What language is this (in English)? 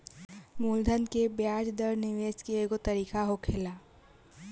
Bhojpuri